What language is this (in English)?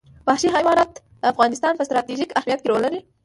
Pashto